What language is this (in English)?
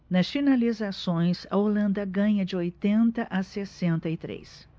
Portuguese